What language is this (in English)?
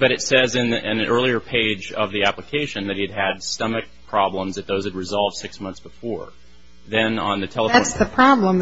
English